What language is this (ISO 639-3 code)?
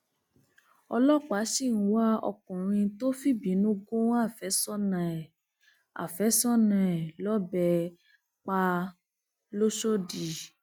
yor